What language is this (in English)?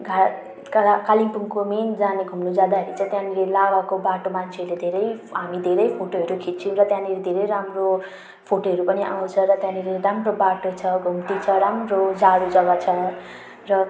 Nepali